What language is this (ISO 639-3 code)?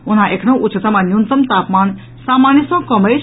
mai